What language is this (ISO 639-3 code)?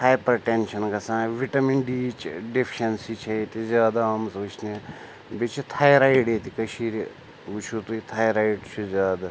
kas